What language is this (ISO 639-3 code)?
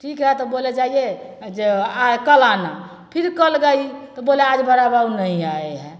mai